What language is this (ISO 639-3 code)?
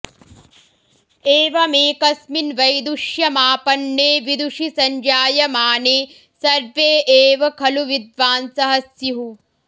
san